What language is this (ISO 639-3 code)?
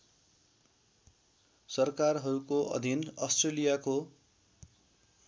nep